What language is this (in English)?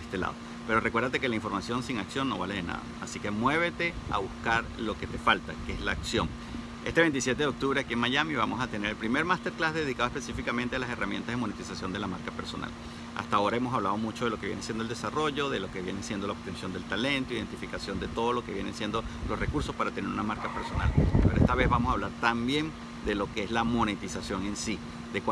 Spanish